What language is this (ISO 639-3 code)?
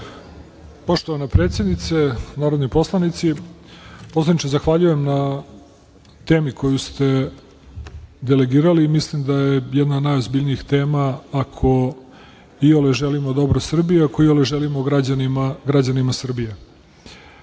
srp